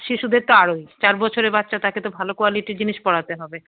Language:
Bangla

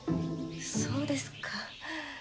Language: Japanese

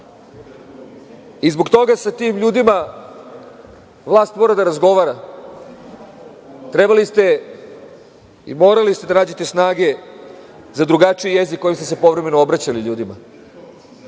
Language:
Serbian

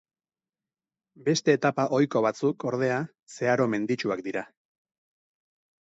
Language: Basque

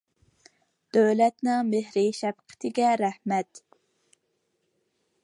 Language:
Uyghur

